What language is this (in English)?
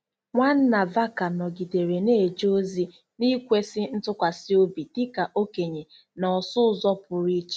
Igbo